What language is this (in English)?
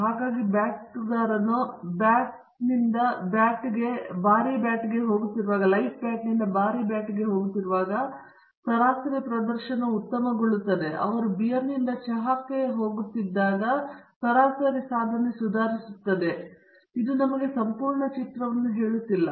Kannada